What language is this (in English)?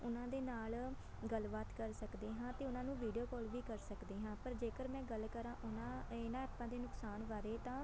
Punjabi